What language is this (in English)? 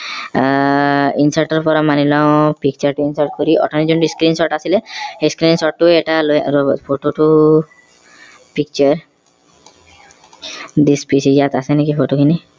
Assamese